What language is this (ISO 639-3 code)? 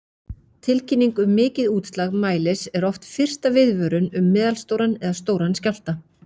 isl